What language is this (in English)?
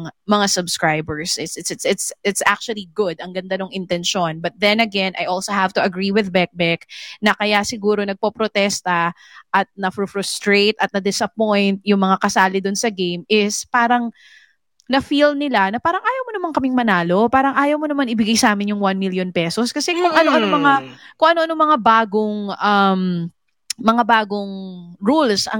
Filipino